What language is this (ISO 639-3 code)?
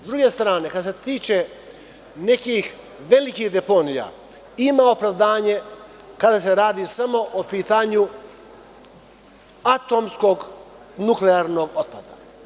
srp